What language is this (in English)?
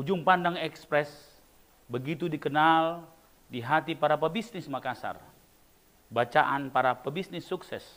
Indonesian